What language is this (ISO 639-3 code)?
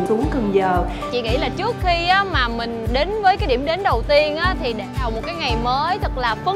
vie